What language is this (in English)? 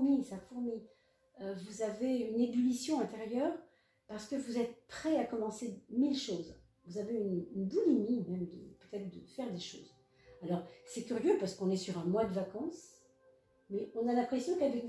French